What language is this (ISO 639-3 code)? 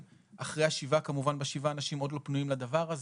heb